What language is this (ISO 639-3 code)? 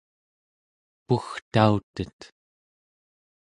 esu